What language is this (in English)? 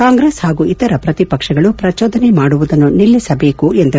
Kannada